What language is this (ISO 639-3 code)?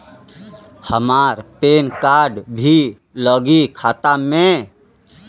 bho